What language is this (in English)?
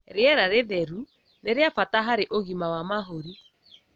Kikuyu